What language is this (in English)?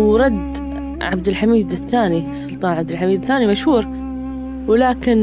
Arabic